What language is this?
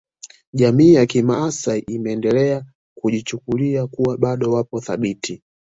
Swahili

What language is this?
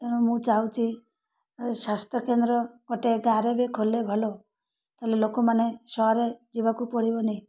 Odia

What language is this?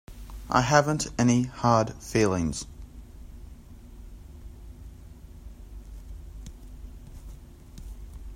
English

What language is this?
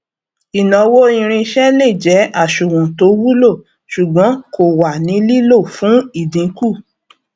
Yoruba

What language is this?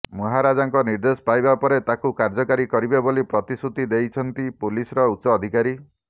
Odia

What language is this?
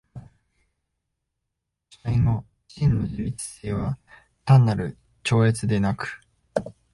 Japanese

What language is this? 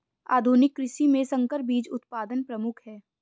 Hindi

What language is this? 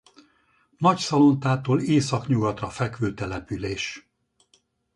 Hungarian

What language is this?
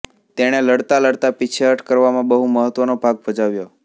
Gujarati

